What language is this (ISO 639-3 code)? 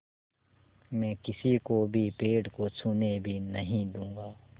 hin